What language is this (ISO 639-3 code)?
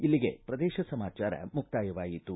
kan